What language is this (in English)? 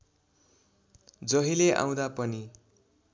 Nepali